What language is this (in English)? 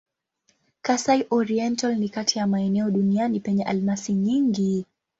Swahili